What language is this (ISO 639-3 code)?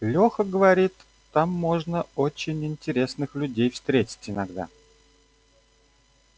rus